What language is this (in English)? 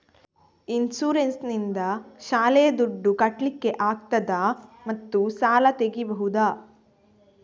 Kannada